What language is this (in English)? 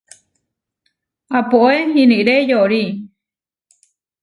Huarijio